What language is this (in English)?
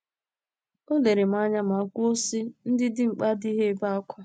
Igbo